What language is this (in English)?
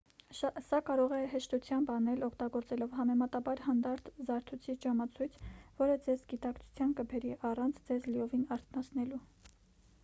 Armenian